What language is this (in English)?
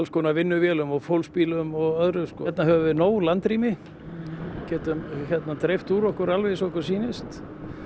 Icelandic